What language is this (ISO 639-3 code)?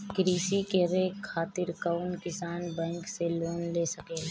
bho